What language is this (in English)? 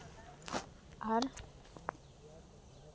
Santali